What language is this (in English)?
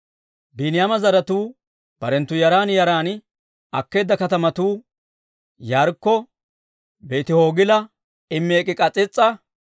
Dawro